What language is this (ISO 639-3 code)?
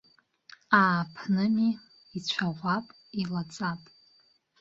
abk